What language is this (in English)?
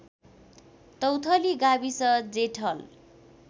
Nepali